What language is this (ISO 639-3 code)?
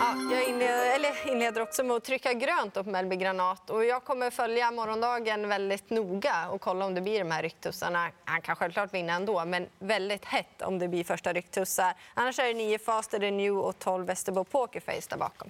swe